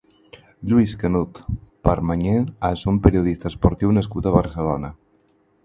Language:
Catalan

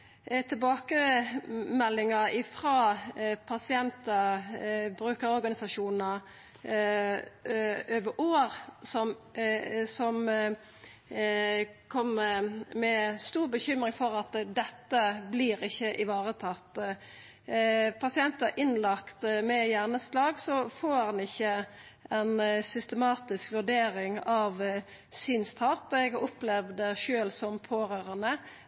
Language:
Norwegian Nynorsk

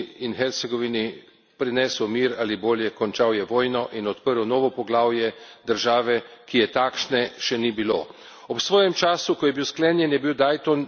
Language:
Slovenian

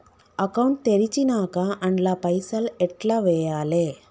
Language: Telugu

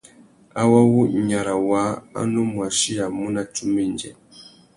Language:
Tuki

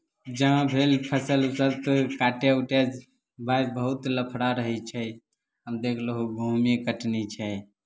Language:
Maithili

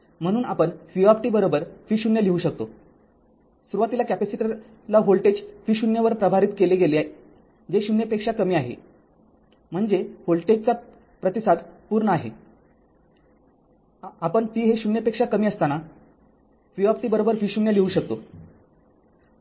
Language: Marathi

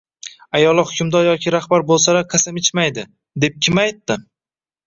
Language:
Uzbek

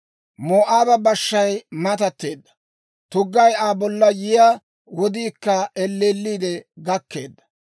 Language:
Dawro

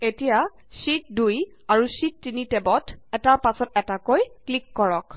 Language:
Assamese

